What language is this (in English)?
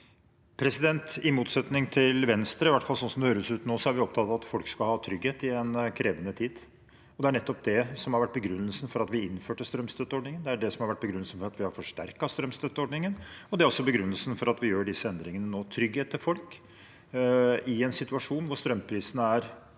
Norwegian